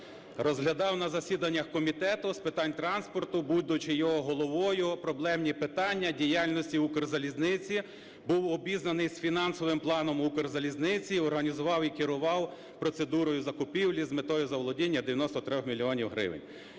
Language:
Ukrainian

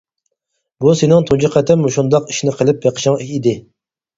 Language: Uyghur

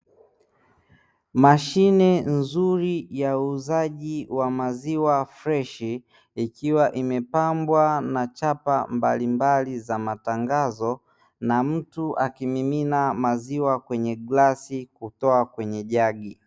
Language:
Swahili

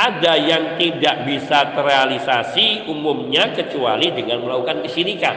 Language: Indonesian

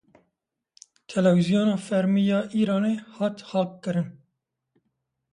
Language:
Kurdish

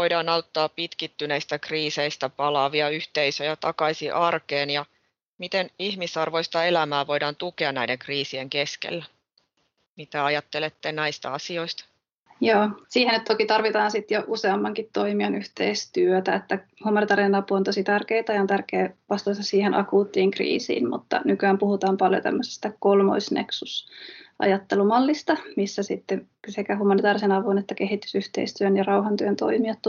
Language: Finnish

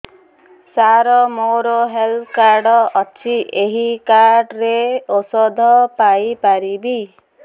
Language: Odia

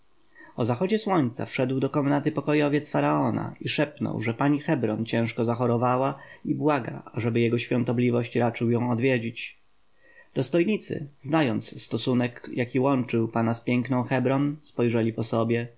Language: Polish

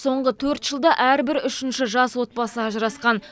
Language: Kazakh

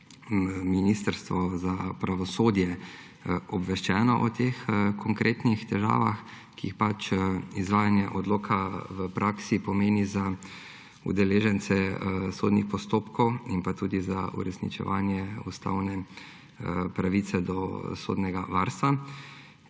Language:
Slovenian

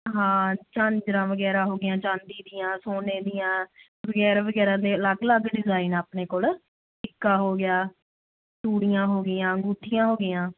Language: Punjabi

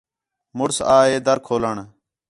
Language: Khetrani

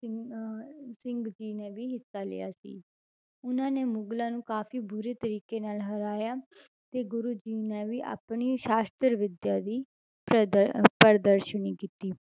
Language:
Punjabi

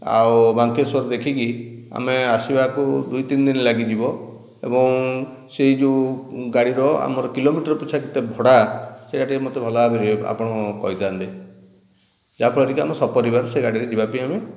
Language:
Odia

